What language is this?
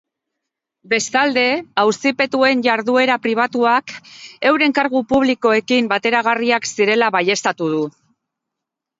Basque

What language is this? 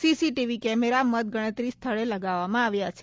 Gujarati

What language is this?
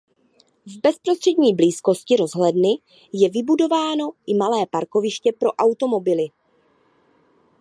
Czech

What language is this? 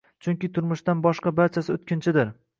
Uzbek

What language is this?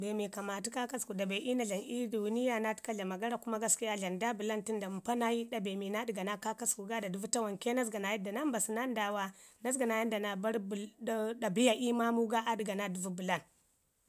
Ngizim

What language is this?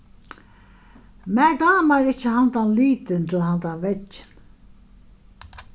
Faroese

